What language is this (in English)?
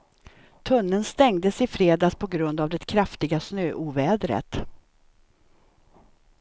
Swedish